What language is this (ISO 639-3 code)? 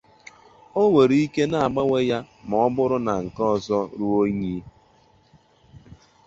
ibo